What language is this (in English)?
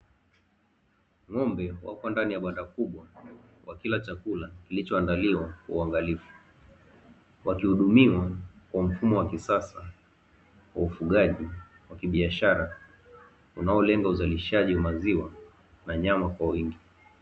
Swahili